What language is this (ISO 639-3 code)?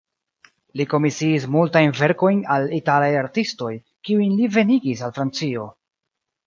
epo